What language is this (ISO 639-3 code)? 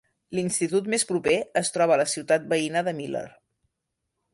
cat